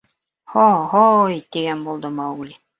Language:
Bashkir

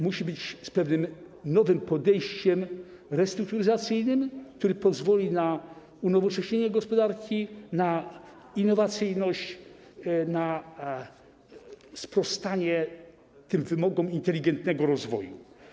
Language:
Polish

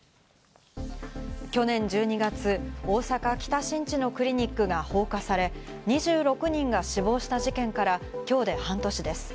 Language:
Japanese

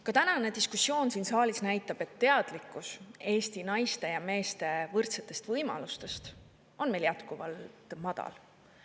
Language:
Estonian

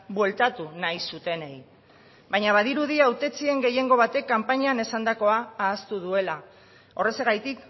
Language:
Basque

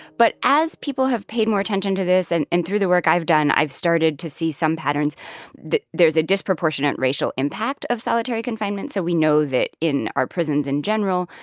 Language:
English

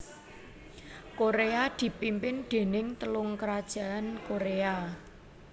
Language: Javanese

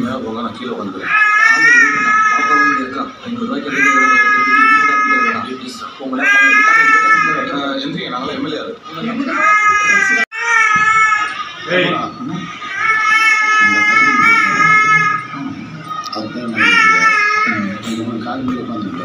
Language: Arabic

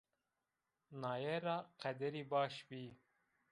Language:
Zaza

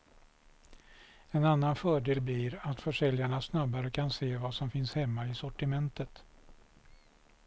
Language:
Swedish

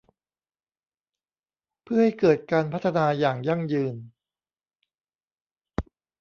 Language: Thai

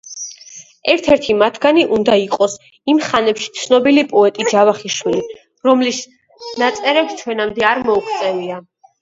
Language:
Georgian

